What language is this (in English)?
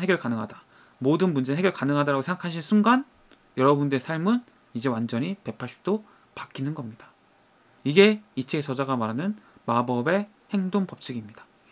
Korean